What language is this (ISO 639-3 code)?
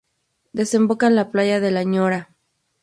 spa